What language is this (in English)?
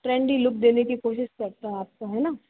Hindi